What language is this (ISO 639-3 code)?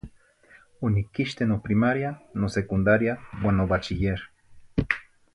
nhi